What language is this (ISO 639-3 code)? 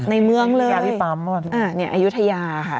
tha